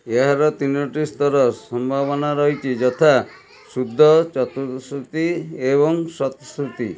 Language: Odia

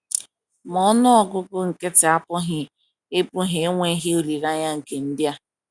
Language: Igbo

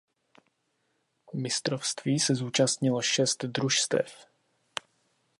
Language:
Czech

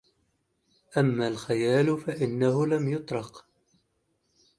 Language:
Arabic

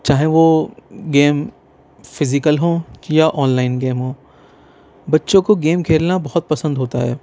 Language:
Urdu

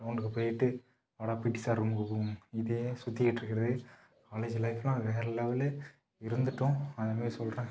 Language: Tamil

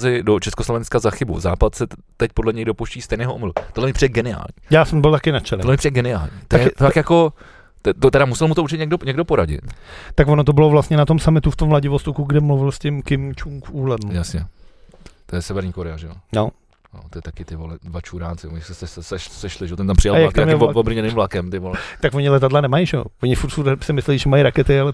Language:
Czech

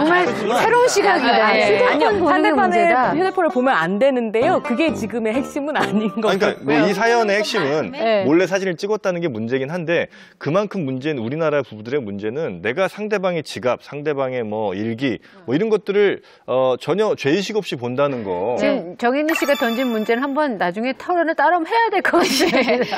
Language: Korean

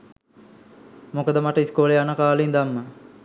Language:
Sinhala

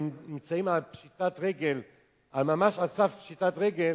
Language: Hebrew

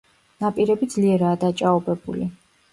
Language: Georgian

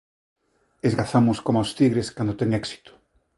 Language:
Galician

